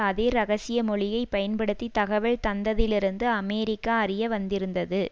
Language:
Tamil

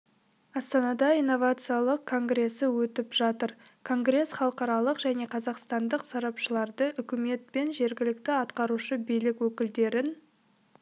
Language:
Kazakh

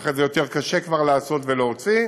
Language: Hebrew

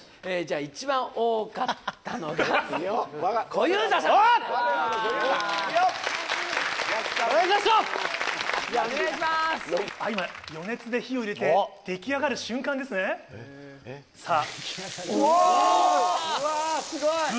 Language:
Japanese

